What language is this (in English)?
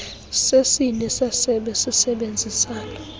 Xhosa